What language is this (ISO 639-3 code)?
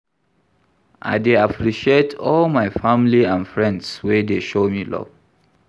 pcm